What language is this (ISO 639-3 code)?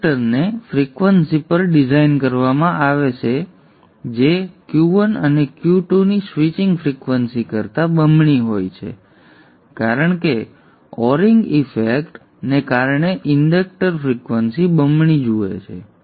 guj